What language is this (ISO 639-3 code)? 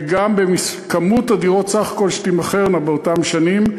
heb